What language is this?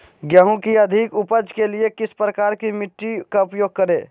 Magahi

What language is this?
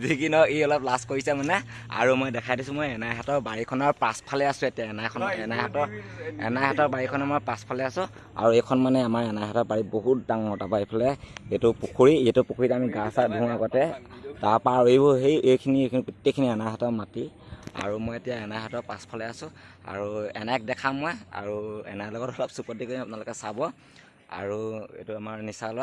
Assamese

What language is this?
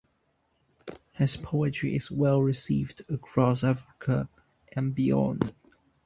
English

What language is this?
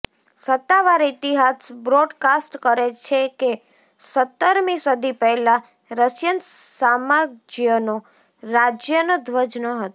Gujarati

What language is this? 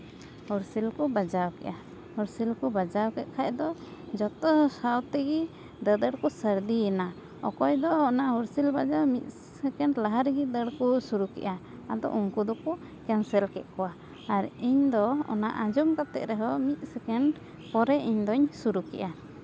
Santali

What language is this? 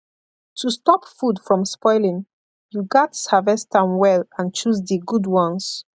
Nigerian Pidgin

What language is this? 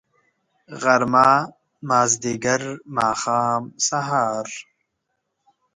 Pashto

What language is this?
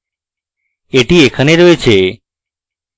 Bangla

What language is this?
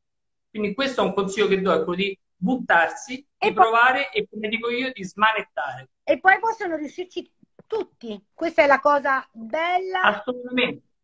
Italian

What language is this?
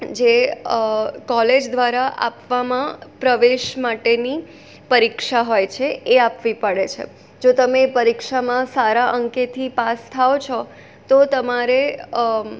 Gujarati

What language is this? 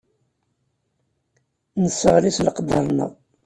Kabyle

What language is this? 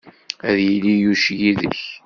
Kabyle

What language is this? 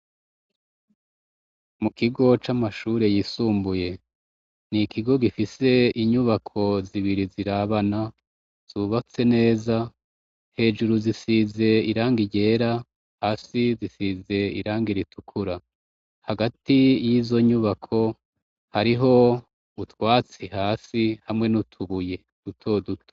Rundi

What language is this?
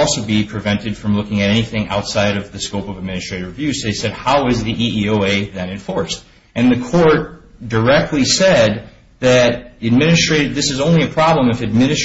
English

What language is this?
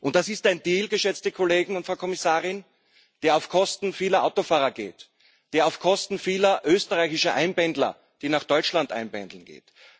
German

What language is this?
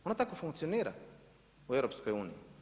Croatian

